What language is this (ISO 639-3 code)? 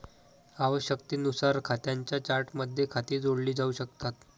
mar